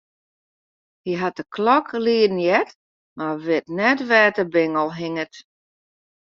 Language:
Western Frisian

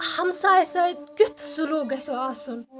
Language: Kashmiri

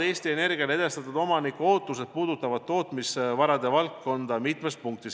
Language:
Estonian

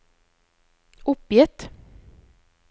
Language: Norwegian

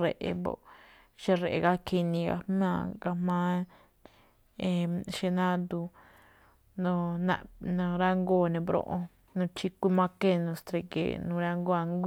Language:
Malinaltepec Me'phaa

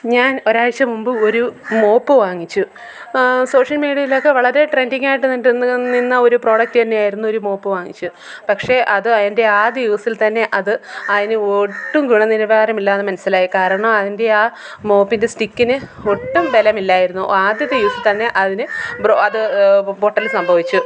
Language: Malayalam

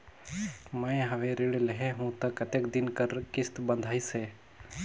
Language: Chhattisgarhi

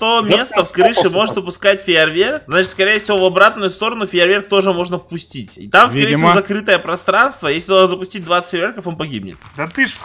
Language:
Russian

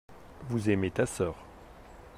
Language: French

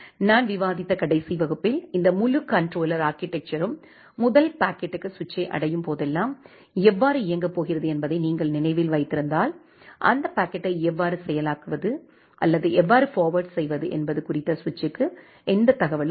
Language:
Tamil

